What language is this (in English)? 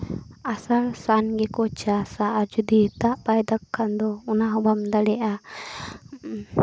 Santali